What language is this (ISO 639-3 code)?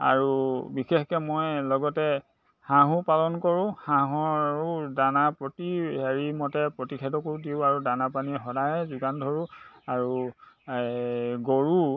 asm